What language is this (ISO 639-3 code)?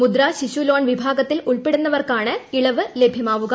mal